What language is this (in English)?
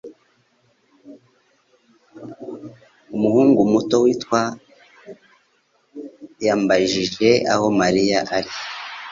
Kinyarwanda